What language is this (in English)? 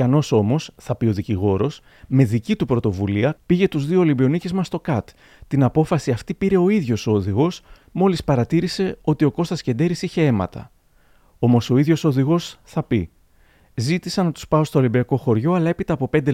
Greek